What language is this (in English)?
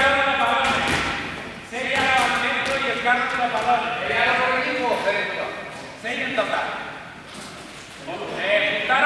Spanish